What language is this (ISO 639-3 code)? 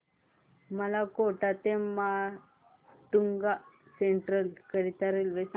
mar